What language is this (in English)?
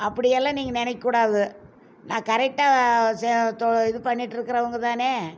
Tamil